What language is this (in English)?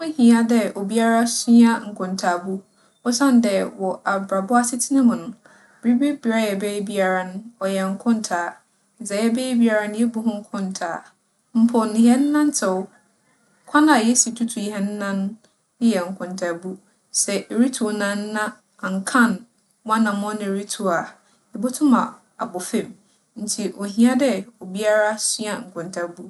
Akan